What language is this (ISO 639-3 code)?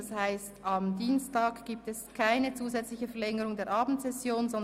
gsw